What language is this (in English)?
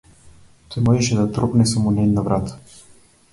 Macedonian